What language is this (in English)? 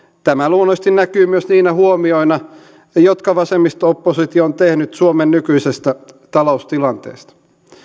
Finnish